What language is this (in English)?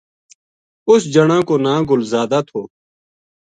Gujari